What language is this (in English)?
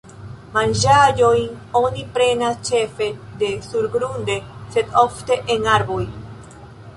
Esperanto